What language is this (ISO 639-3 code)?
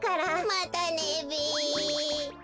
jpn